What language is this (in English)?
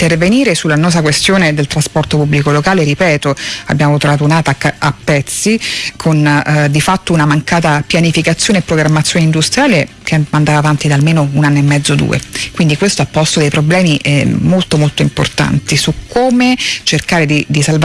Italian